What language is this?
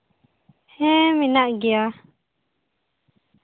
Santali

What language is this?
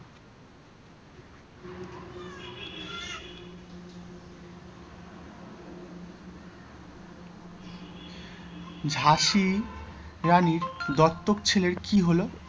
Bangla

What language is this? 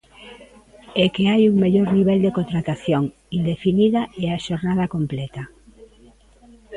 Galician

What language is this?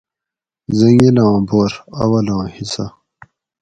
Gawri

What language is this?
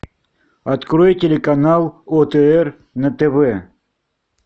Russian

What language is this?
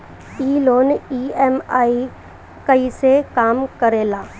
Bhojpuri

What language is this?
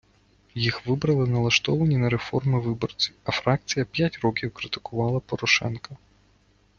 Ukrainian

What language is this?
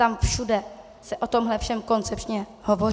Czech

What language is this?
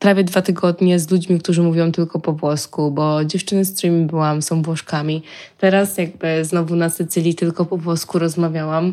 Polish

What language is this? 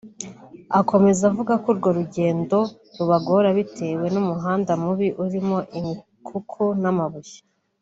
Kinyarwanda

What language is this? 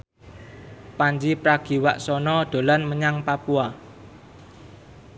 Javanese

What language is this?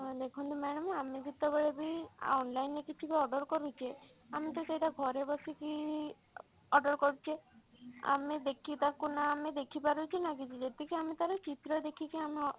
Odia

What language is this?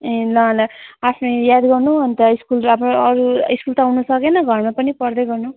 Nepali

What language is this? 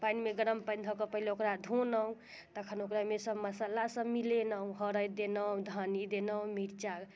Maithili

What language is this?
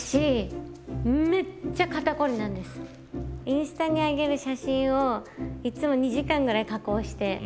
Japanese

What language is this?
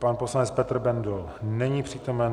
Czech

